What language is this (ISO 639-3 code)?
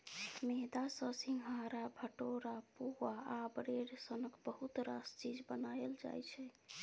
mai